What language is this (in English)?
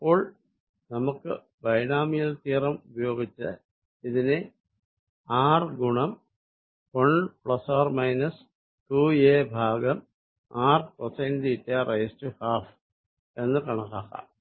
Malayalam